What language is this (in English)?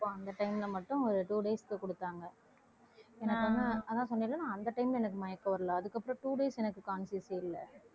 Tamil